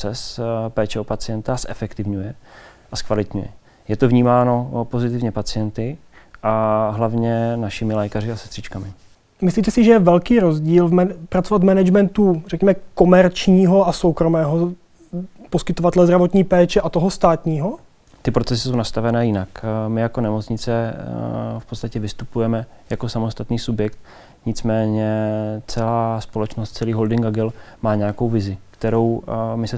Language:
Czech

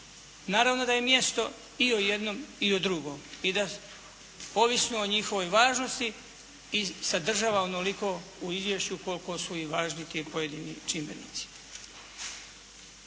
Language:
Croatian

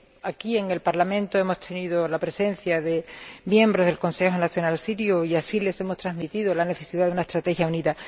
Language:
Spanish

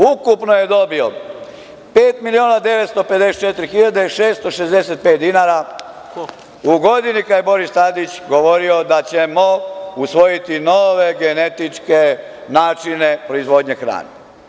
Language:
Serbian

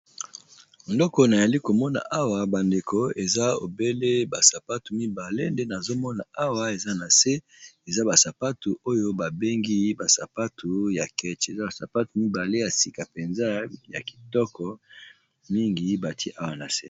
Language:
Lingala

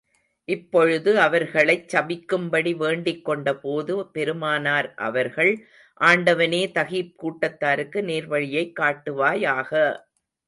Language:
Tamil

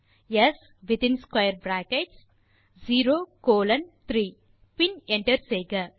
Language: Tamil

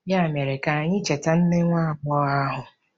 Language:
Igbo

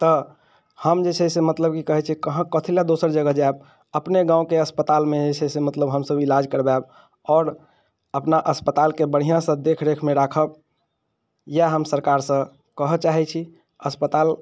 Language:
Maithili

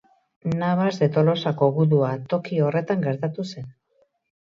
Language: Basque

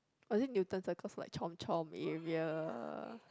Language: English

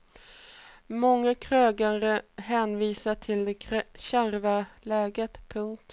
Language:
Swedish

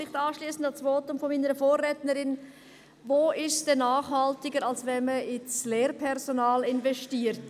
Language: Swiss German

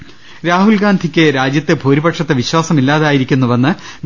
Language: Malayalam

